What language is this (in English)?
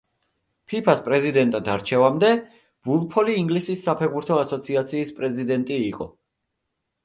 Georgian